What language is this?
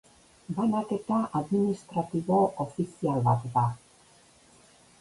Basque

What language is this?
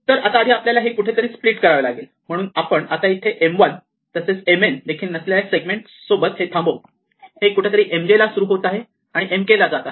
Marathi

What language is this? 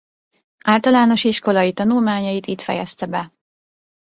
Hungarian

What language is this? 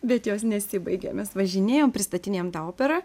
Lithuanian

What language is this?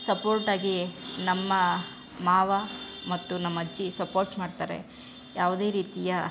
Kannada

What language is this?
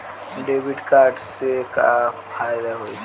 Bhojpuri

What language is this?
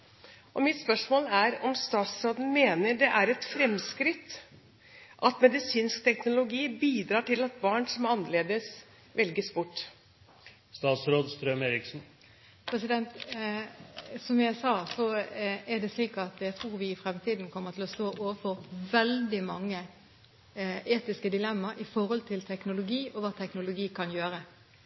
Norwegian Bokmål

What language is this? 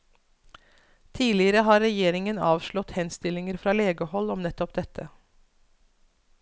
Norwegian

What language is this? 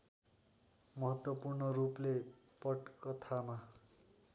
Nepali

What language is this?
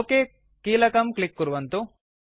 Sanskrit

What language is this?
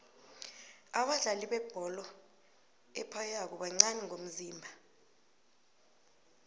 South Ndebele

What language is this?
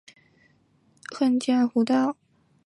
Chinese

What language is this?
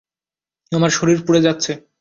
Bangla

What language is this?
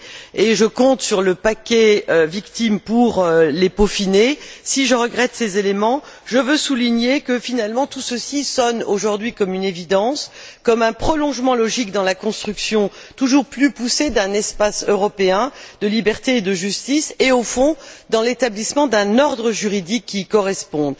French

